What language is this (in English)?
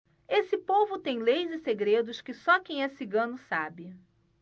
Portuguese